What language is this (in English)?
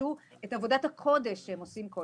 Hebrew